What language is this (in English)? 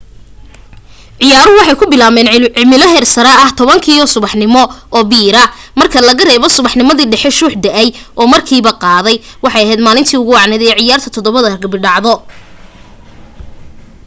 Somali